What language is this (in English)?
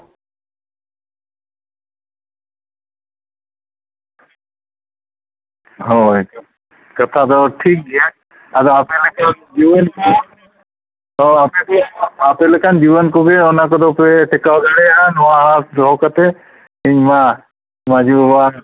Santali